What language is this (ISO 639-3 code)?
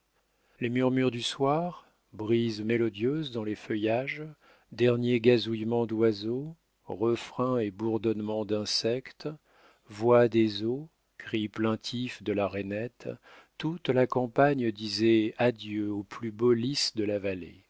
fra